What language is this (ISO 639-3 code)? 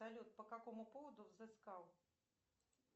rus